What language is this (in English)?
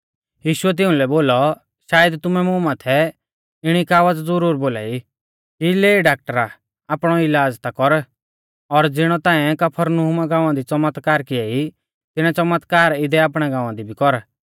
Mahasu Pahari